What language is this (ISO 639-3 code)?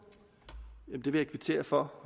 dan